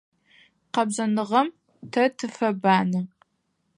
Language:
Adyghe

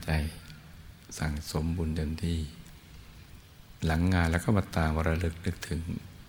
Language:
Thai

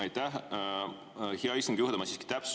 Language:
Estonian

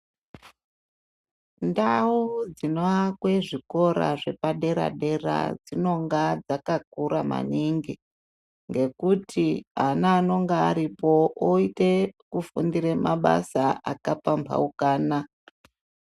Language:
Ndau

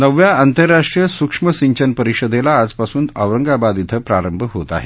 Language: Marathi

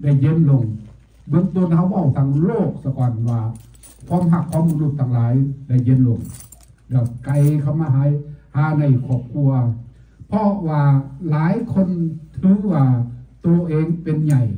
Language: Thai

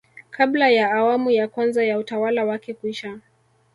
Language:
Swahili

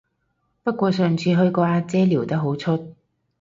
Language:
Cantonese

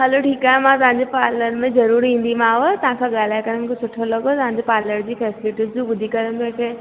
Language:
Sindhi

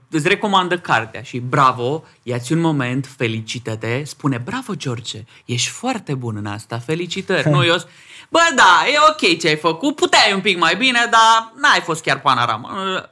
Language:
Romanian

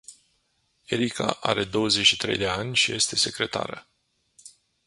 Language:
Romanian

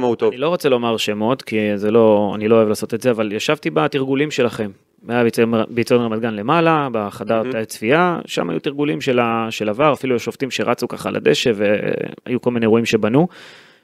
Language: Hebrew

